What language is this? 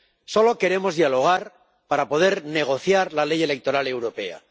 Spanish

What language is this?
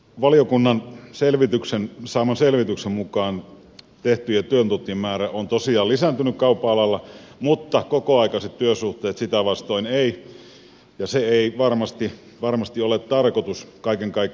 Finnish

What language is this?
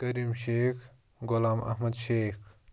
Kashmiri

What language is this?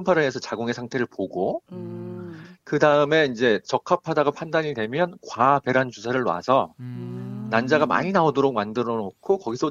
Korean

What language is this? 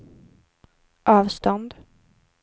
Swedish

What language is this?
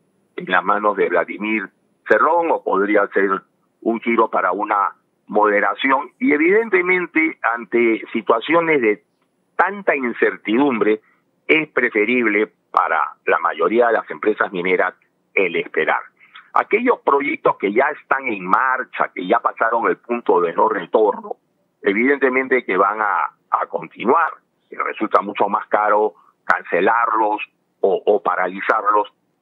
Spanish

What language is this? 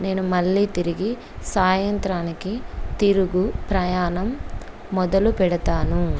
Telugu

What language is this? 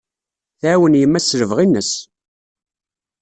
Kabyle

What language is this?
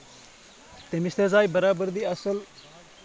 Kashmiri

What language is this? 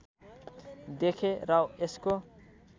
Nepali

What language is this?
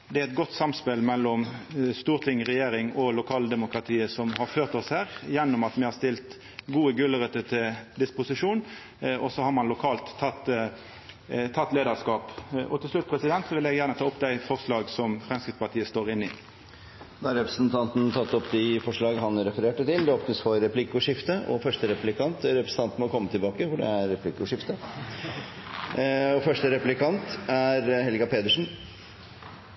Norwegian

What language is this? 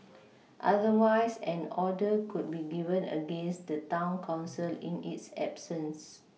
English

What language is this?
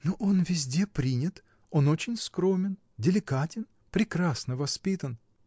Russian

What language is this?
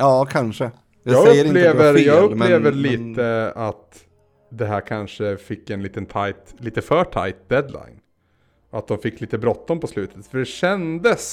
Swedish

